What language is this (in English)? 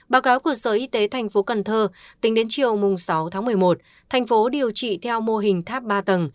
Vietnamese